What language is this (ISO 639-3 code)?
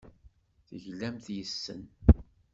kab